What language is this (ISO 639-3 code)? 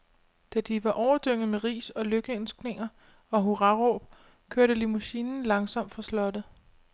dan